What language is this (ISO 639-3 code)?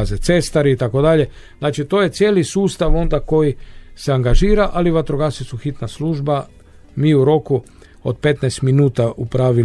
hrv